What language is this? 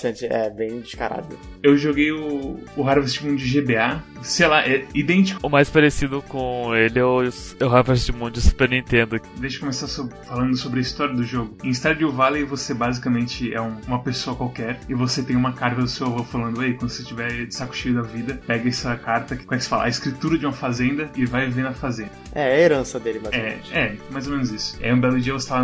Portuguese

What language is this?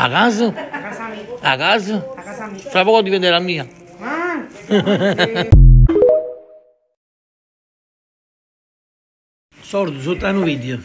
Italian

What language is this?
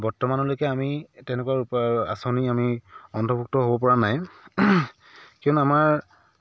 Assamese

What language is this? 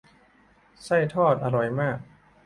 Thai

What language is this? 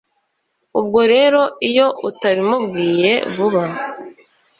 Kinyarwanda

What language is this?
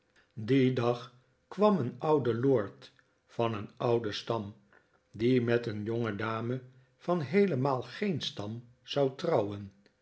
Dutch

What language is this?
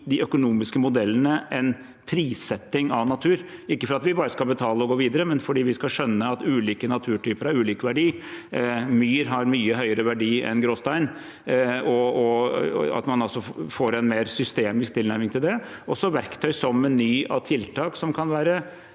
Norwegian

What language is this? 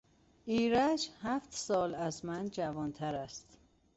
Persian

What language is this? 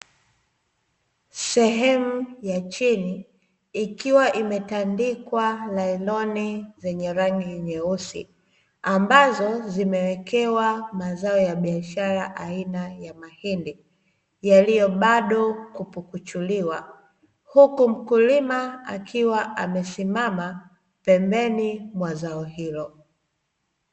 Swahili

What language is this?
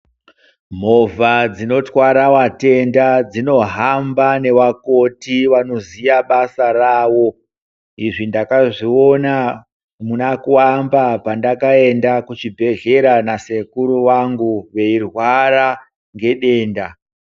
Ndau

